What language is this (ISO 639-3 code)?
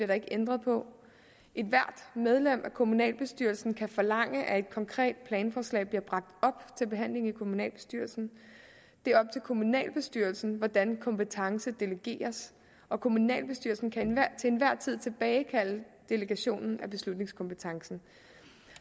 dan